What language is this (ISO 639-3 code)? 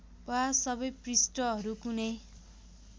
nep